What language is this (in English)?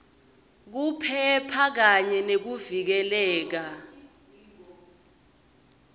Swati